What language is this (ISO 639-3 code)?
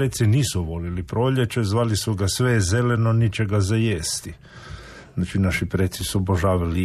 hrv